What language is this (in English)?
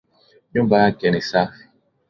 Swahili